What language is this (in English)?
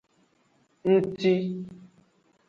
Aja (Benin)